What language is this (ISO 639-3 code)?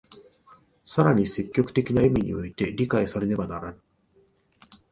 jpn